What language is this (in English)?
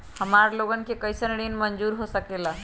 Magahi